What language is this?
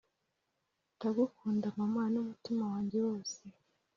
Kinyarwanda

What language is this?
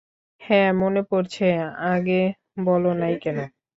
Bangla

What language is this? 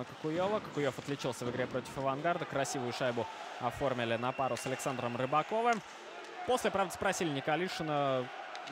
Russian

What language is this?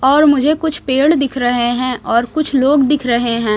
Hindi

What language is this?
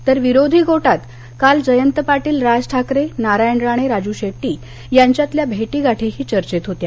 Marathi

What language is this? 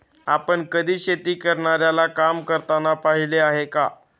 Marathi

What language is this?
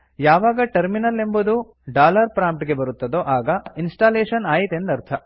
Kannada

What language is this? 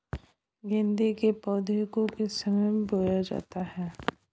Hindi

